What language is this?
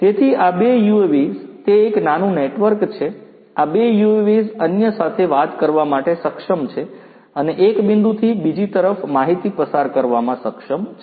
Gujarati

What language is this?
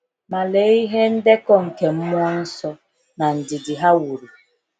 Igbo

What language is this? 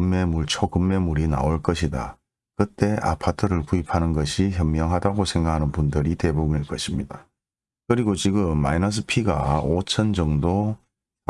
Korean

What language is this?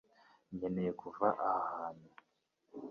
Kinyarwanda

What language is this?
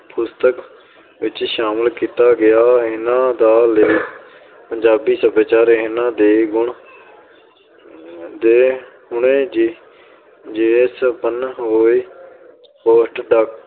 Punjabi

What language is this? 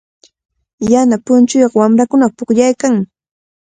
Cajatambo North Lima Quechua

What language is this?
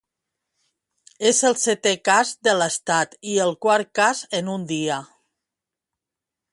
Catalan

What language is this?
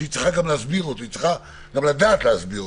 Hebrew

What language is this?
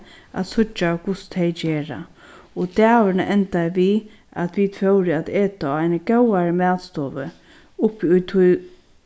Faroese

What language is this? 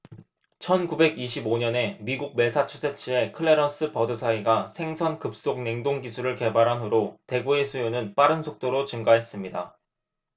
Korean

